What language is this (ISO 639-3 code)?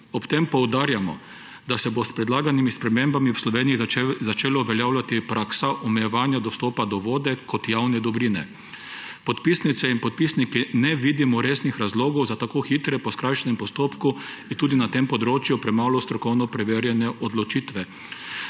slv